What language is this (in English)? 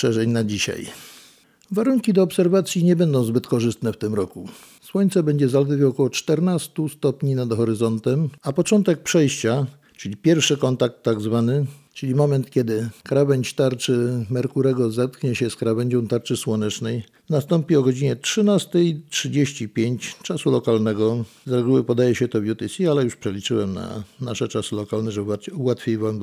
Polish